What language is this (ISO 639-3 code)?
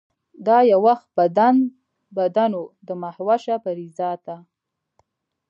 pus